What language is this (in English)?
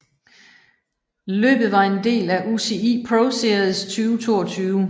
Danish